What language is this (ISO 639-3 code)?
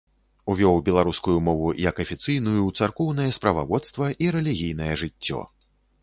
bel